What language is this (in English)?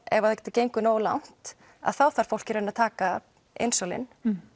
Icelandic